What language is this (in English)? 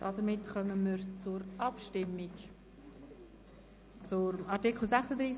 Swiss German